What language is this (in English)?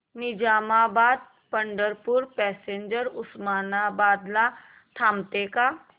Marathi